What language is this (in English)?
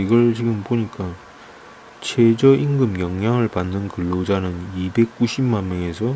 Korean